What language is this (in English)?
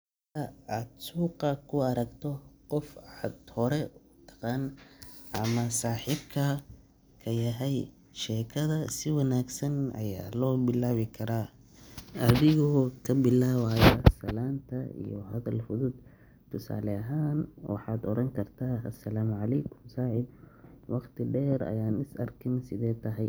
Somali